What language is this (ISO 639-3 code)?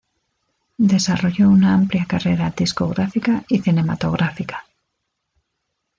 spa